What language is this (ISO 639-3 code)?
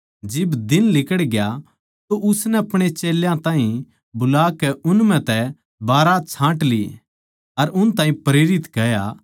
bgc